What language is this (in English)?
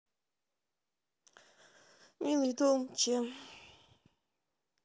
Russian